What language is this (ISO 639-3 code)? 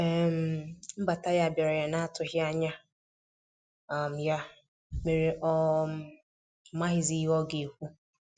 ibo